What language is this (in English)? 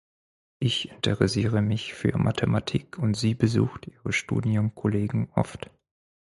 German